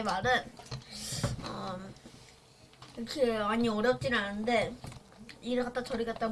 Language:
Korean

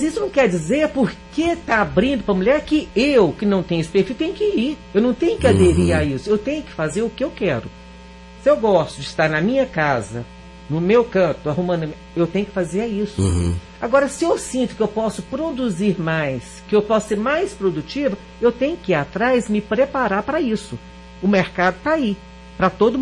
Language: Portuguese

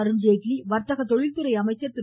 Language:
Tamil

